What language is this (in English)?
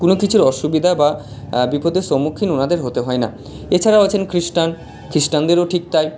Bangla